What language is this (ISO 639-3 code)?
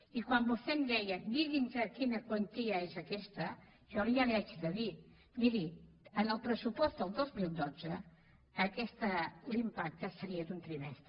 cat